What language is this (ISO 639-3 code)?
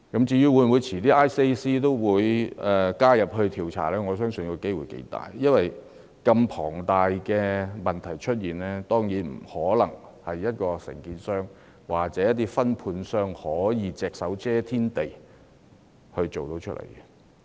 yue